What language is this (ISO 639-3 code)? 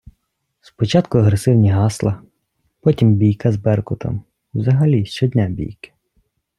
ukr